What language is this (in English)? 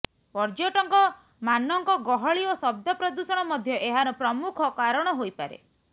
Odia